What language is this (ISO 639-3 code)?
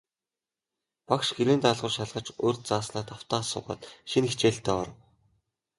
mon